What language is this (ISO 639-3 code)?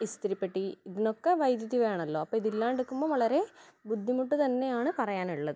mal